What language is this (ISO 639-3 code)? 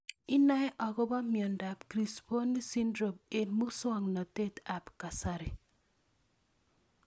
kln